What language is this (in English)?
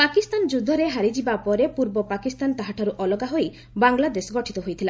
Odia